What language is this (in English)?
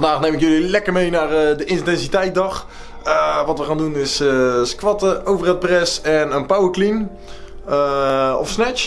Dutch